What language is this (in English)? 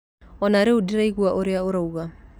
Kikuyu